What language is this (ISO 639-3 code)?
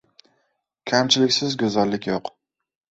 uzb